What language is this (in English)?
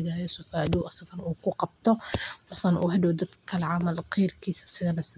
Somali